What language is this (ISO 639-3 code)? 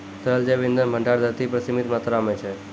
mai